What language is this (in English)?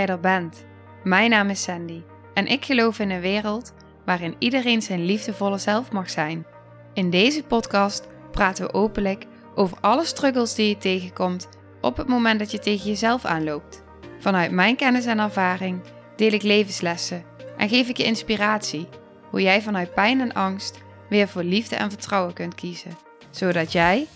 Dutch